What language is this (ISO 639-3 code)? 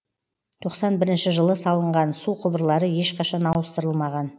kaz